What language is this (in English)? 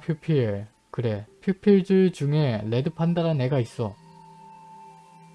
Korean